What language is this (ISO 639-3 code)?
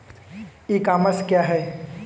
hin